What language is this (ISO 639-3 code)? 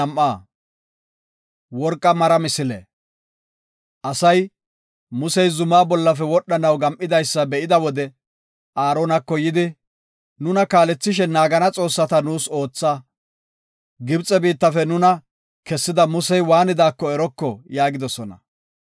gof